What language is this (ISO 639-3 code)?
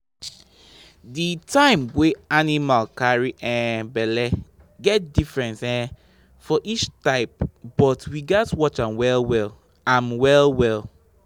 pcm